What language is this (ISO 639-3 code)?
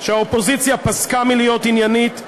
heb